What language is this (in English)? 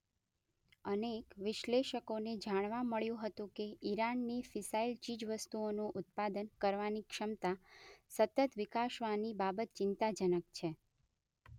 Gujarati